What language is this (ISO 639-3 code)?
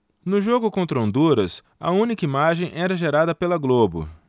por